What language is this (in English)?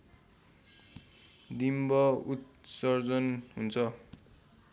Nepali